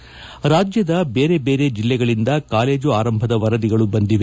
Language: Kannada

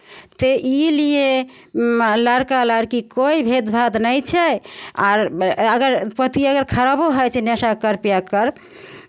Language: Maithili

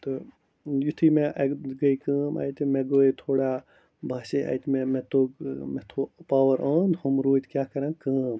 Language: Kashmiri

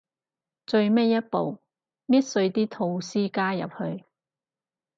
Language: Cantonese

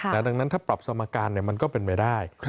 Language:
Thai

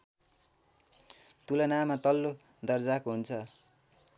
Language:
Nepali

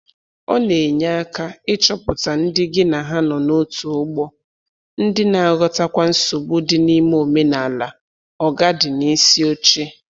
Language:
Igbo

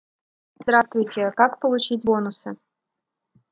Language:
Russian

